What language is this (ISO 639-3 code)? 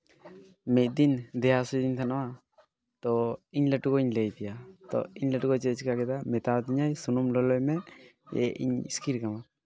sat